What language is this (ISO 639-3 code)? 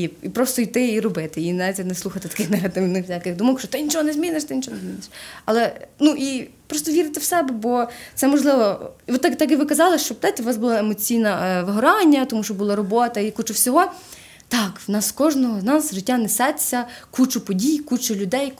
ukr